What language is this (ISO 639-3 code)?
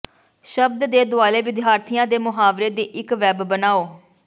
pan